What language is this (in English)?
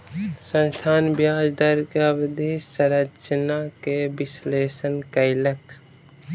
Maithili